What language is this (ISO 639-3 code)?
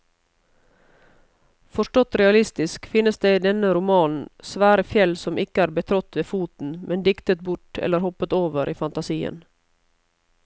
nor